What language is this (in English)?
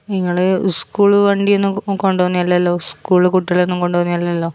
Malayalam